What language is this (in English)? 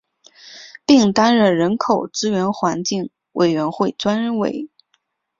Chinese